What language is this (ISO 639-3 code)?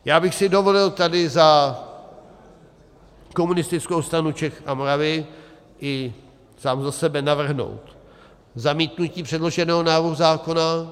ces